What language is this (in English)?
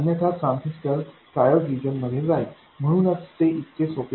Marathi